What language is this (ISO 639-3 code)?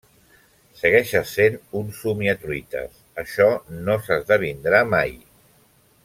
cat